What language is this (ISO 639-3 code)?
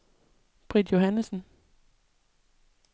dan